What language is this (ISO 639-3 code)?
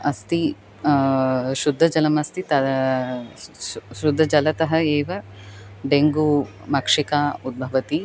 san